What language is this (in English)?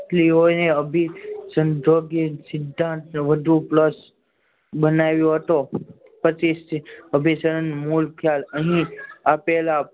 Gujarati